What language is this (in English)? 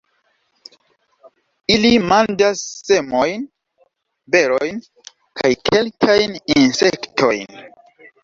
Esperanto